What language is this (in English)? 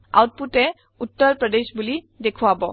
Assamese